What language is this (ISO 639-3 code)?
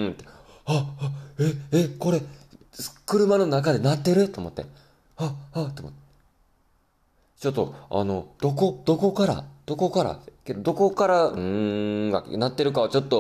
jpn